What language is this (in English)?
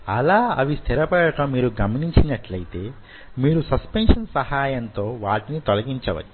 Telugu